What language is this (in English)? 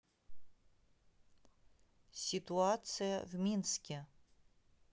Russian